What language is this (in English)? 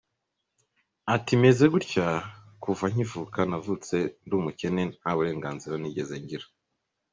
Kinyarwanda